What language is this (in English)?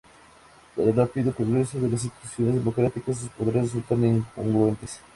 Spanish